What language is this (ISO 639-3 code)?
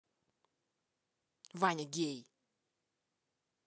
rus